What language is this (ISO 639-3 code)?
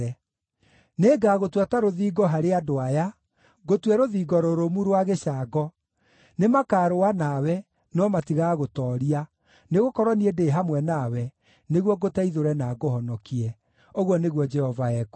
kik